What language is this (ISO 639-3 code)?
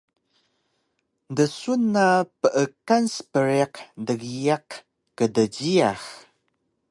trv